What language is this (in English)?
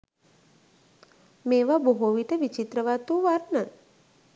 Sinhala